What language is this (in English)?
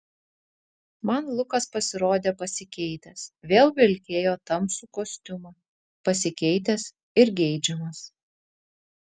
Lithuanian